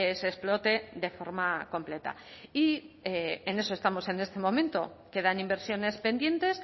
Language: Spanish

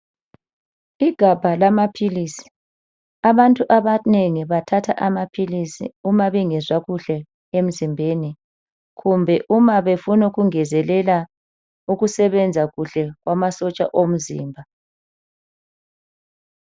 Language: North Ndebele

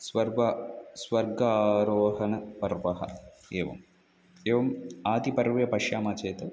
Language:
Sanskrit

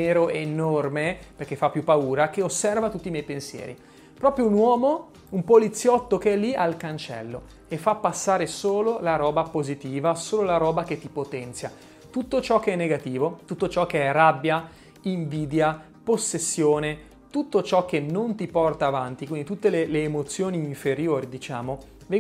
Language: Italian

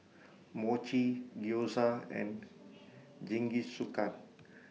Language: English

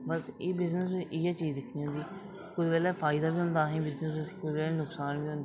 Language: Dogri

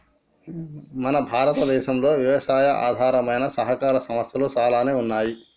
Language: Telugu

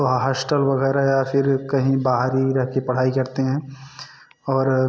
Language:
Hindi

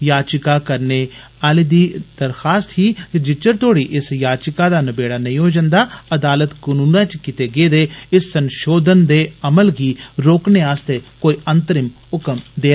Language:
Dogri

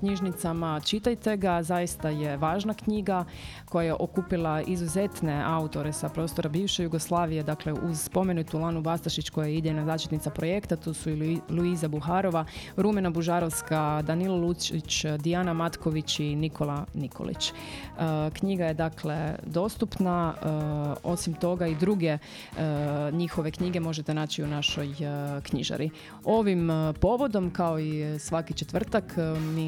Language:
Croatian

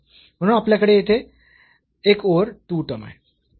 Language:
Marathi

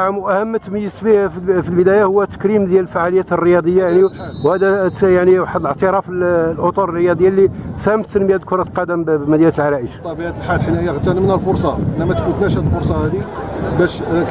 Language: Arabic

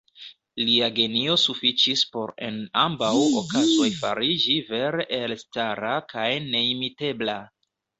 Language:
Esperanto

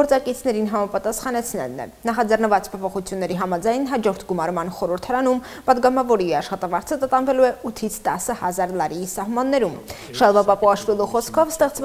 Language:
Romanian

